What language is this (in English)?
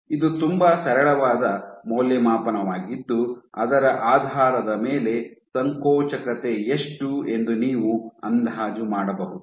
Kannada